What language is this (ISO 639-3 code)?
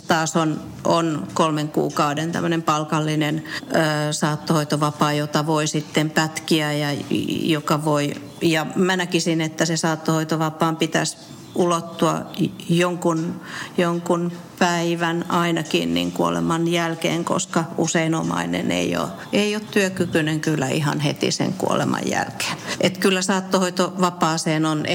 fin